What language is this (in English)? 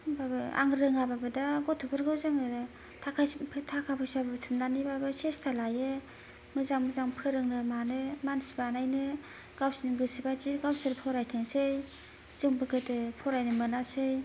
Bodo